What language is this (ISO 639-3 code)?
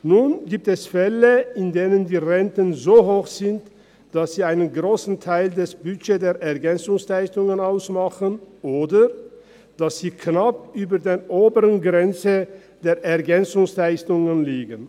gsw